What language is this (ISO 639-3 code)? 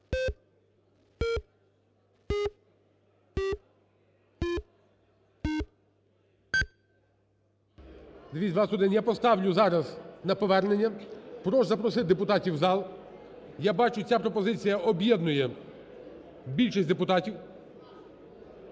ukr